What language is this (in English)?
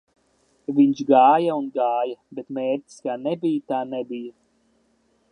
Latvian